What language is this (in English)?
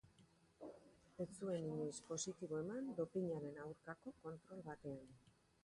Basque